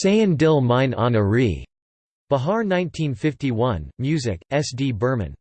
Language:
English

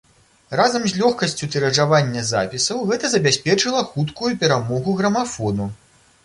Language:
Belarusian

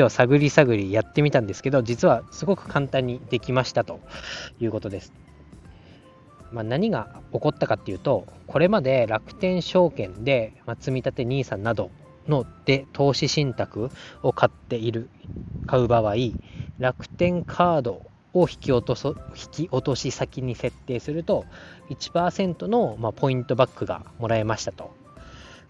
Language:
Japanese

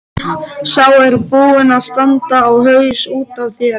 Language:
Icelandic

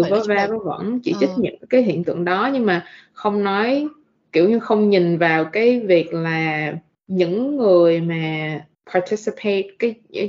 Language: Vietnamese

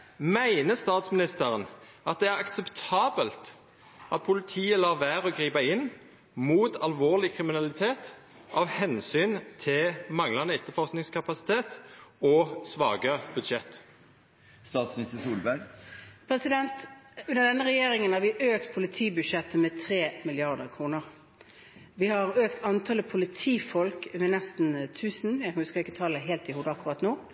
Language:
Norwegian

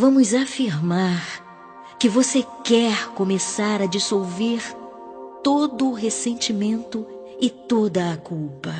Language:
Portuguese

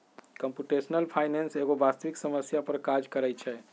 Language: Magahi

